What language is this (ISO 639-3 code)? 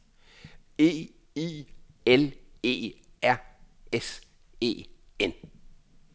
dan